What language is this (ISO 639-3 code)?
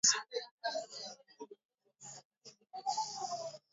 swa